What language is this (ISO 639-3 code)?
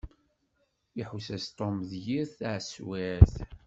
kab